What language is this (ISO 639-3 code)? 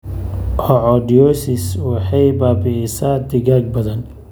som